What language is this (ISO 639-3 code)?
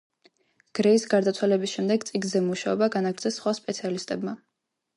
kat